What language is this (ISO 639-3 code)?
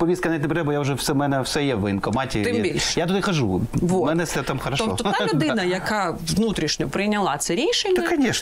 ukr